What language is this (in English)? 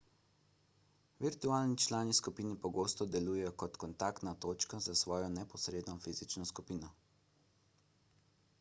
Slovenian